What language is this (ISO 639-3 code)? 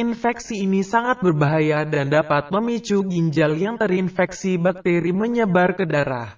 ind